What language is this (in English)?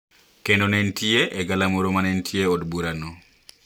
Luo (Kenya and Tanzania)